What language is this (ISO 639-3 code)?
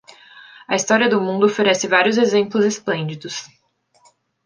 por